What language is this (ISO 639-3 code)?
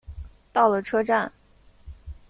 zho